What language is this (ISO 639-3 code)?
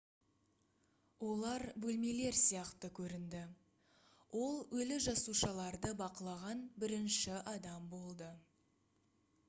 kaz